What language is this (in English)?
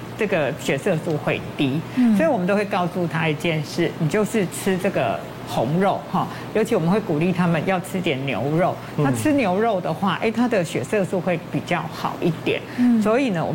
Chinese